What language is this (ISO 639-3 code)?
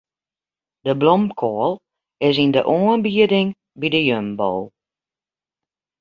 fry